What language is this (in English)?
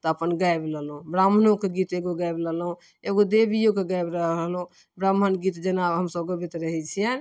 Maithili